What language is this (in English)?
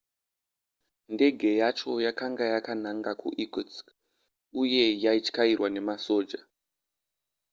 Shona